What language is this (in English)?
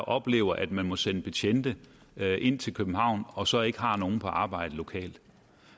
Danish